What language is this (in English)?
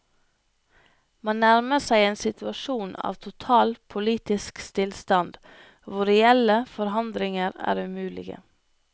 Norwegian